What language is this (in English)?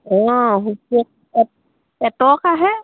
Assamese